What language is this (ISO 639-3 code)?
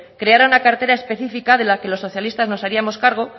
spa